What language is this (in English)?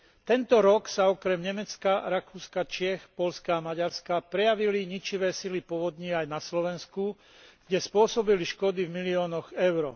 Slovak